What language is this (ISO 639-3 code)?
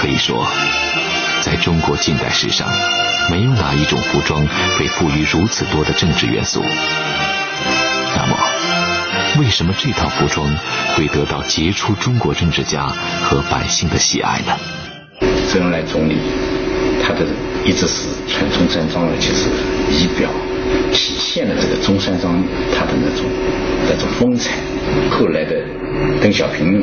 zho